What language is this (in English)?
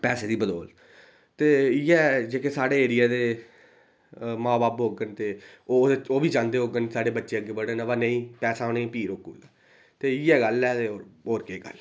Dogri